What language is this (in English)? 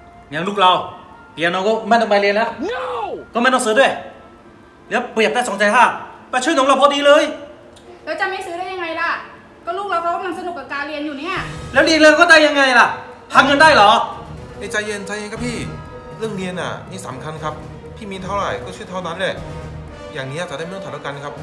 Thai